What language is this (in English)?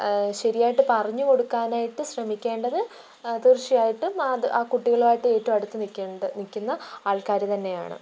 Malayalam